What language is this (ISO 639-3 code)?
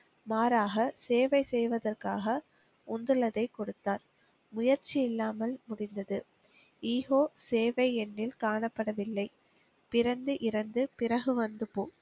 tam